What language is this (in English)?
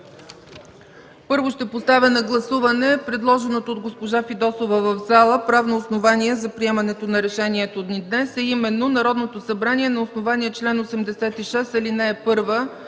Bulgarian